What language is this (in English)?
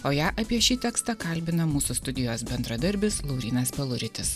Lithuanian